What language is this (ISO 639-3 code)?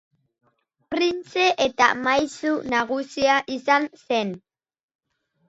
eus